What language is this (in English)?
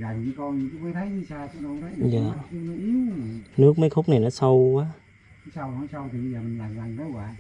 Vietnamese